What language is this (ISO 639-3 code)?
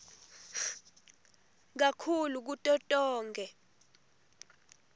ssw